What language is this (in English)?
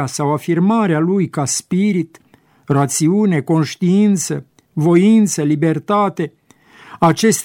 Romanian